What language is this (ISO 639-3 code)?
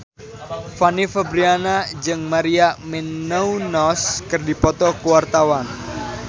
sun